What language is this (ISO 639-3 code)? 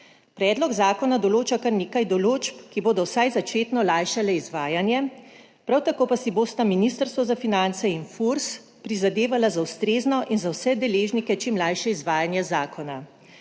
slv